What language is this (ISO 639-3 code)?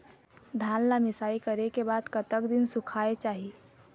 hne